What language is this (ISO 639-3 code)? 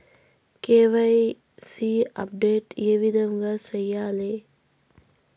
tel